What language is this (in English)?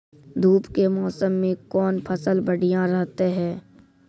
Maithili